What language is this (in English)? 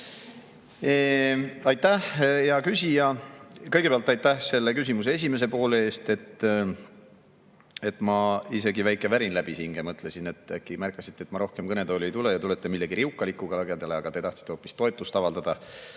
Estonian